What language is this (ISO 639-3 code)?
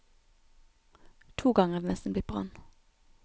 nor